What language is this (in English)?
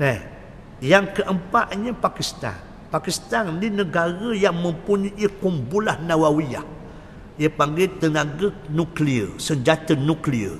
Malay